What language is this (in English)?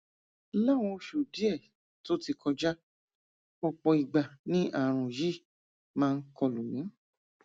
Yoruba